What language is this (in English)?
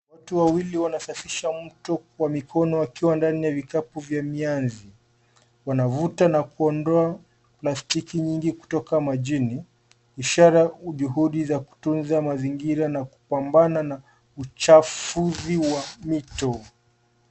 Swahili